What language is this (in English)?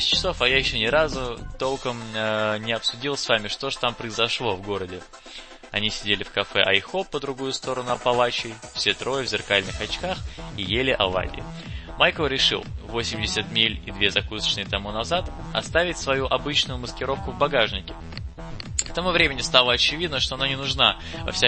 Russian